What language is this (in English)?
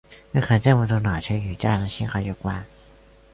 Chinese